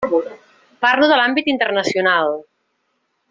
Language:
Catalan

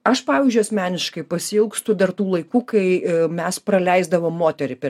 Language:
Lithuanian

